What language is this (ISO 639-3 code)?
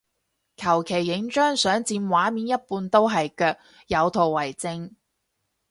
yue